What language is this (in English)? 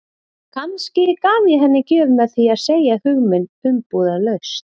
Icelandic